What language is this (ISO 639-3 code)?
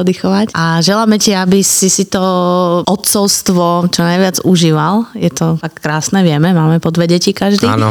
slk